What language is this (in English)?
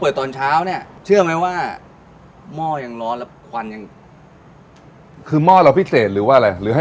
Thai